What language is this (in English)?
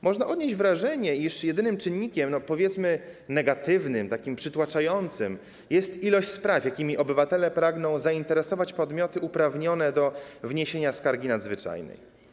Polish